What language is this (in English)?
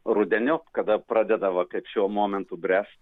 Lithuanian